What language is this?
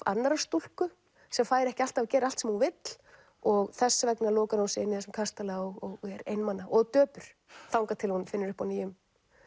Icelandic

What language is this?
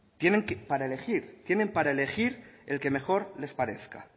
Spanish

